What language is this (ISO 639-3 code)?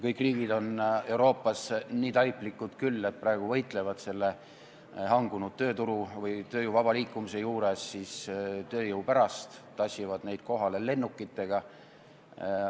est